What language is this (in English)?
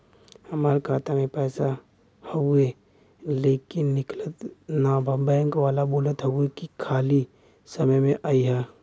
Bhojpuri